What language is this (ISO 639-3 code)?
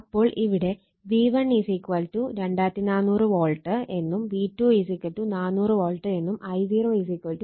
mal